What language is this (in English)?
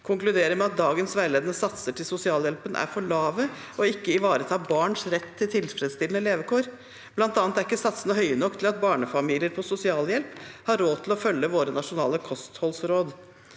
Norwegian